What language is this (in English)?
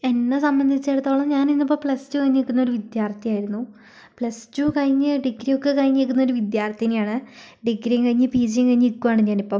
Malayalam